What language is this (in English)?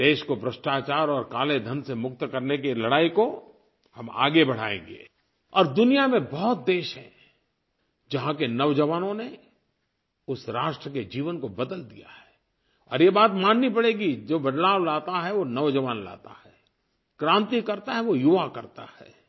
Hindi